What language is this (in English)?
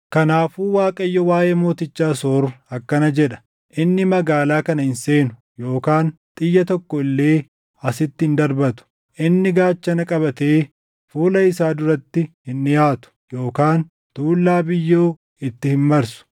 Oromo